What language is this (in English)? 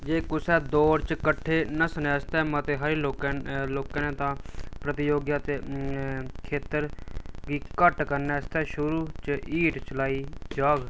Dogri